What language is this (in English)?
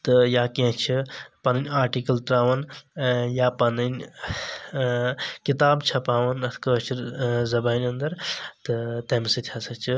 Kashmiri